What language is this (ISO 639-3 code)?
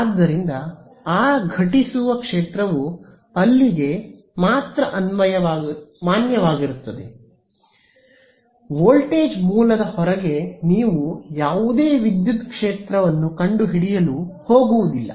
kan